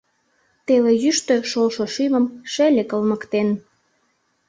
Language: Mari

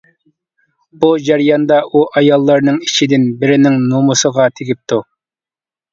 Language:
Uyghur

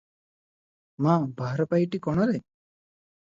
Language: Odia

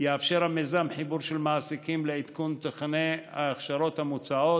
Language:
Hebrew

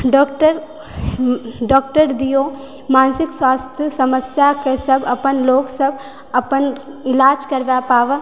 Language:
Maithili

